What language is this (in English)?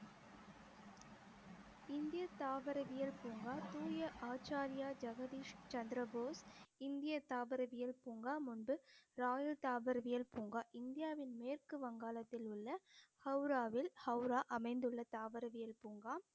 Tamil